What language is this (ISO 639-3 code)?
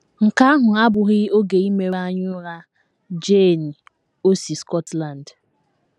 ibo